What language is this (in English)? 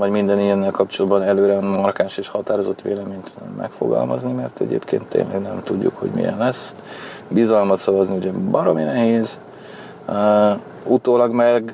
Hungarian